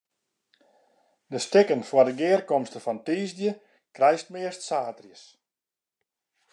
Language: Western Frisian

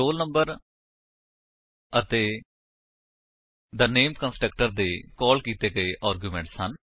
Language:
Punjabi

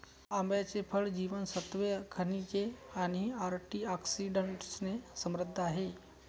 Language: Marathi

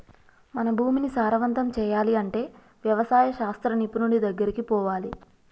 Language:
Telugu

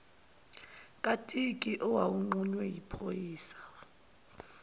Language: Zulu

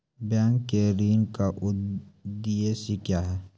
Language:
Maithili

